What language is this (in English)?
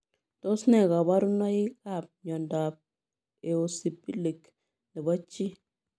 Kalenjin